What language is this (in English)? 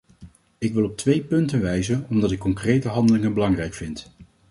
Dutch